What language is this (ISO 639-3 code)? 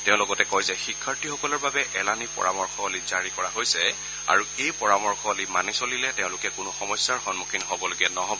asm